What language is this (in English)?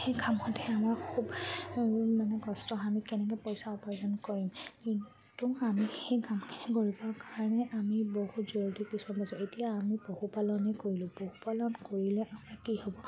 Assamese